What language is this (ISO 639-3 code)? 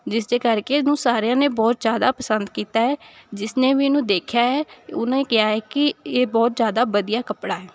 pan